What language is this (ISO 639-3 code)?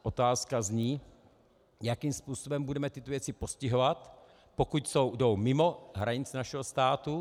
ces